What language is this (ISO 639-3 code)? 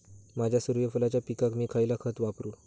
mar